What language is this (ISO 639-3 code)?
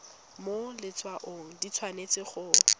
tsn